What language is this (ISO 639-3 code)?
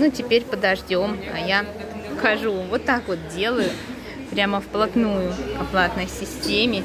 rus